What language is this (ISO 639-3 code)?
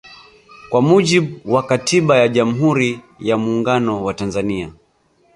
swa